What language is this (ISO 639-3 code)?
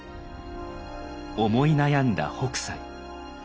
jpn